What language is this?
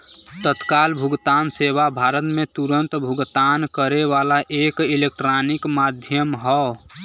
Bhojpuri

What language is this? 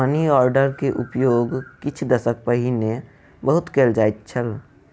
Maithili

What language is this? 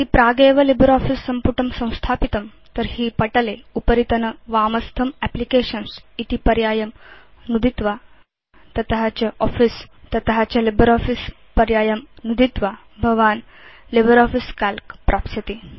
Sanskrit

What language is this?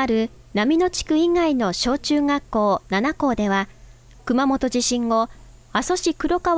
Japanese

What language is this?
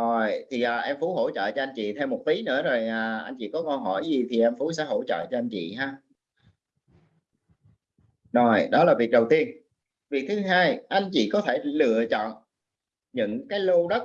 Vietnamese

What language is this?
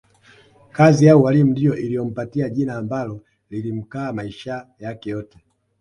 Swahili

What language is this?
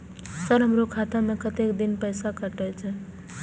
Maithili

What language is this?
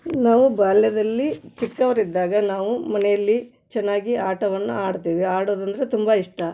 Kannada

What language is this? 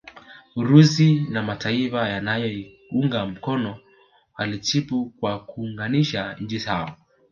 Swahili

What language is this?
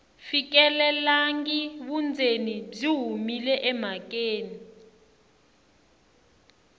Tsonga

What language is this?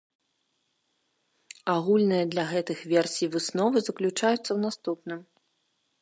Belarusian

